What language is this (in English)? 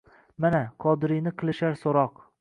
Uzbek